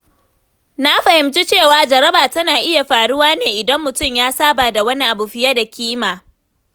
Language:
Hausa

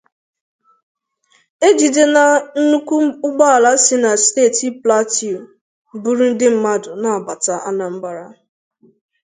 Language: Igbo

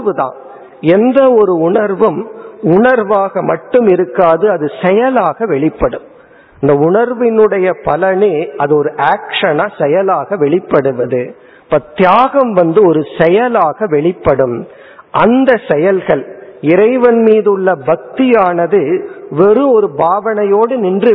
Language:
Tamil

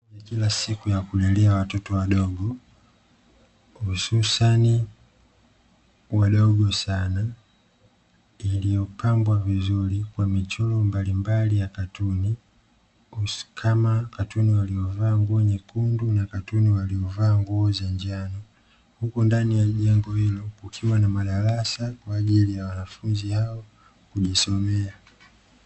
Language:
Swahili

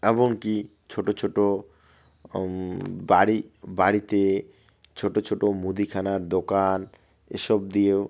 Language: Bangla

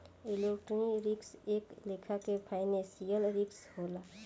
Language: Bhojpuri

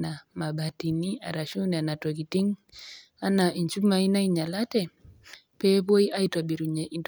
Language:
Masai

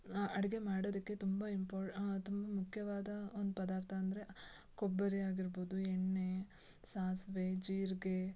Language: Kannada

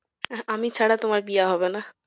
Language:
Bangla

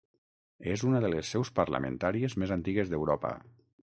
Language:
Catalan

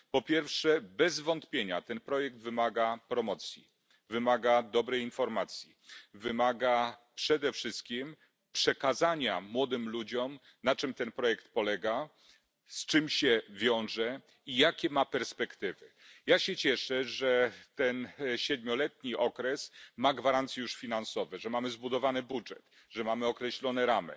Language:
Polish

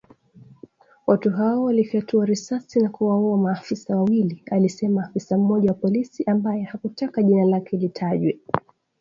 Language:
Swahili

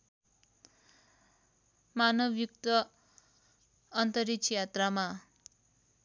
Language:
Nepali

